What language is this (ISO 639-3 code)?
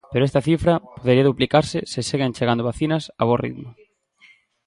glg